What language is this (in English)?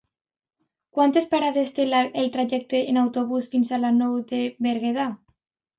Catalan